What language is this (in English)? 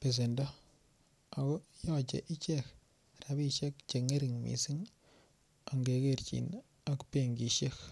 Kalenjin